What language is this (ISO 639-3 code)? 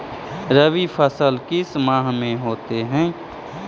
mag